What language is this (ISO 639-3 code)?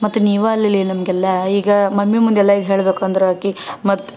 kan